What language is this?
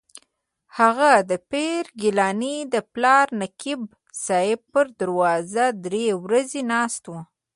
Pashto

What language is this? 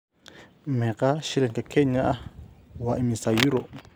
Somali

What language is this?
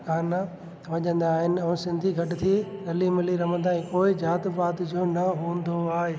Sindhi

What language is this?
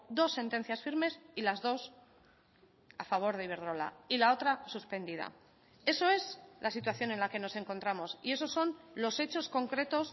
Spanish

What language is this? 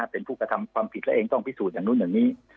Thai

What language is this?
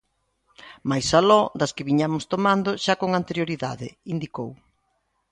Galician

